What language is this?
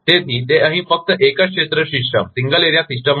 Gujarati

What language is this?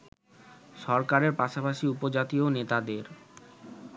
Bangla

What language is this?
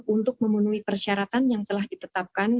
Indonesian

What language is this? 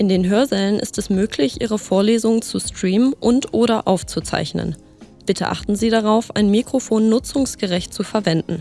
German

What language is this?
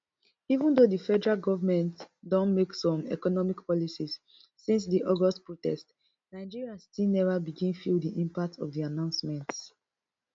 Nigerian Pidgin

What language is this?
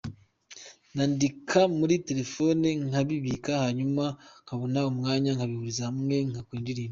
Kinyarwanda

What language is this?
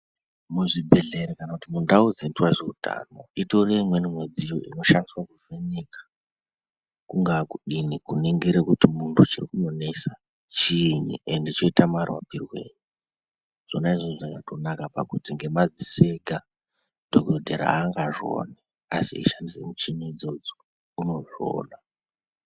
Ndau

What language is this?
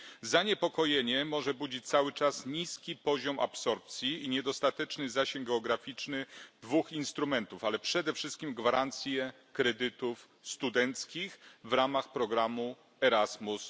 Polish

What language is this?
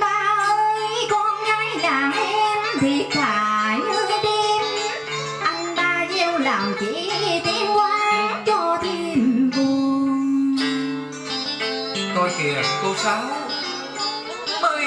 Vietnamese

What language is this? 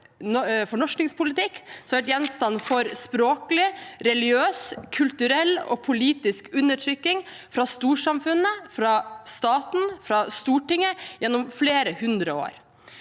Norwegian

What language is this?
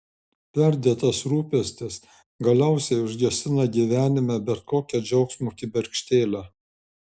Lithuanian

